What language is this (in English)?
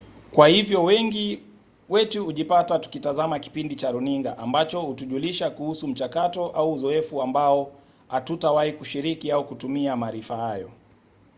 Swahili